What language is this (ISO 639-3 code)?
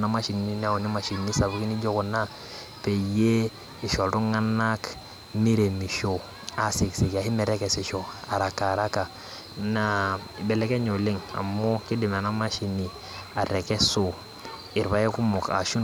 mas